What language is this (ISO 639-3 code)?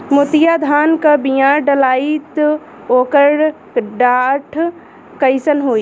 bho